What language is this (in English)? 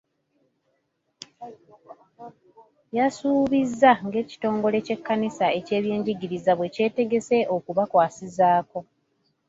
Ganda